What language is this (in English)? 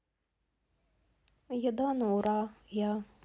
Russian